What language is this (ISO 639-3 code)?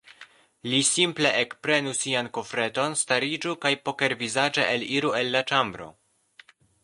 epo